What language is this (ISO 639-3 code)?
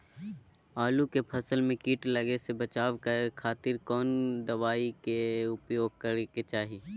mag